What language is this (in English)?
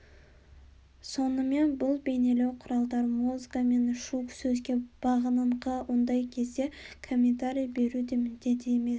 Kazakh